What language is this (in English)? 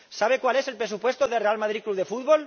Spanish